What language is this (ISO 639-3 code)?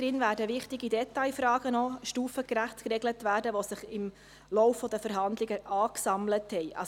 gsw